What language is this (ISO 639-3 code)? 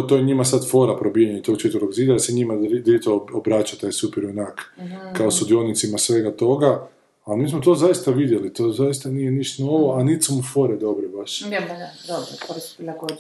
hrv